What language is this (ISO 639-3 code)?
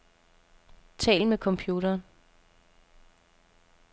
dan